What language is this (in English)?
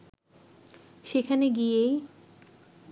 Bangla